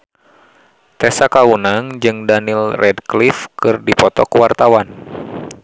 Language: Sundanese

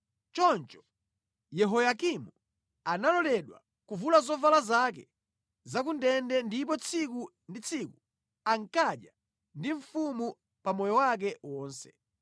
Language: Nyanja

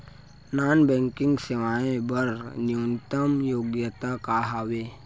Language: Chhattisgarhi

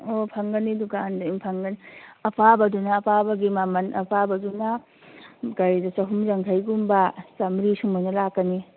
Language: Manipuri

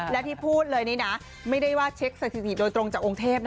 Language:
Thai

